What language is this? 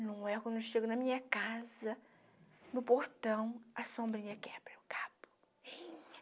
Portuguese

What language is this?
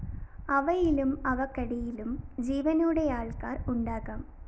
Malayalam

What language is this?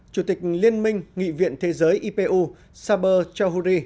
Vietnamese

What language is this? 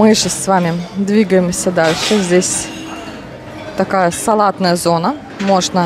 Russian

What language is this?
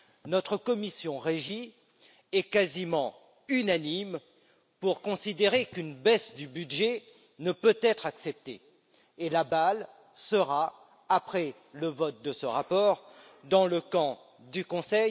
French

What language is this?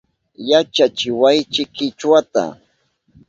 Southern Pastaza Quechua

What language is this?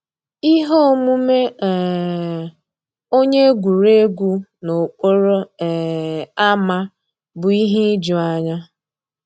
Igbo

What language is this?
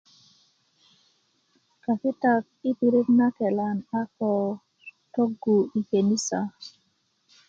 Kuku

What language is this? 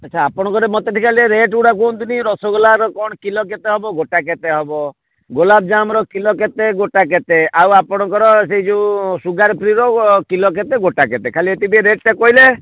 Odia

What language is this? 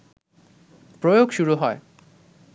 Bangla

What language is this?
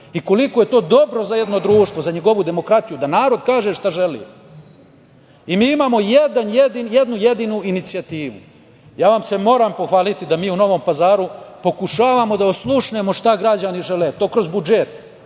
Serbian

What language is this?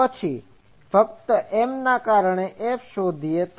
Gujarati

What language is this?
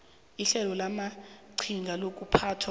South Ndebele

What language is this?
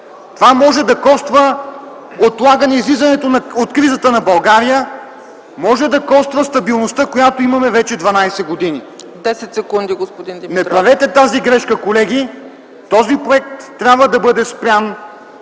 Bulgarian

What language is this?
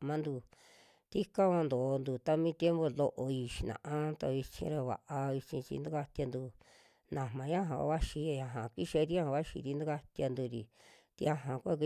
Western Juxtlahuaca Mixtec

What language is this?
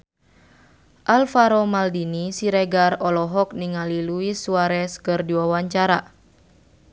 Sundanese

